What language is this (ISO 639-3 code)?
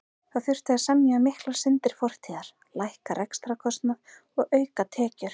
isl